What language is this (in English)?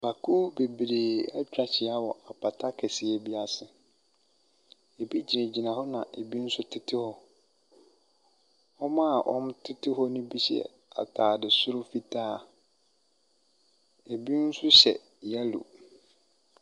Akan